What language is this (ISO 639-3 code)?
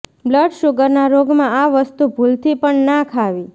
guj